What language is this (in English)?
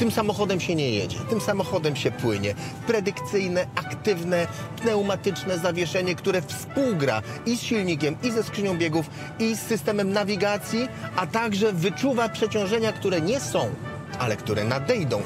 Polish